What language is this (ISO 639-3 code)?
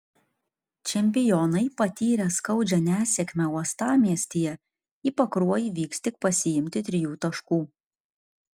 lit